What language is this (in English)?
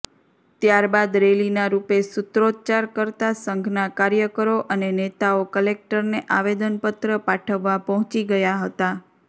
Gujarati